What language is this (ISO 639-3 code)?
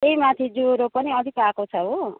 nep